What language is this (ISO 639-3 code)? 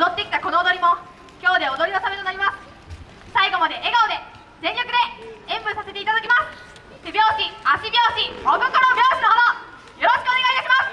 jpn